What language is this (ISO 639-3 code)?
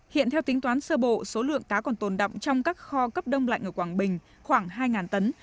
vie